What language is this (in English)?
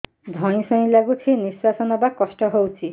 Odia